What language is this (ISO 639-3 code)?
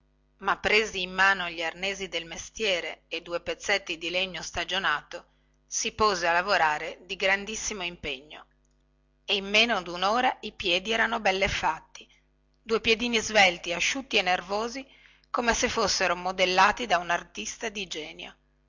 ita